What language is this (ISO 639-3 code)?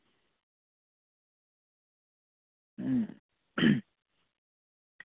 sat